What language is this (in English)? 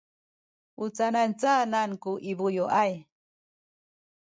Sakizaya